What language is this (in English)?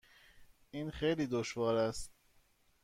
Persian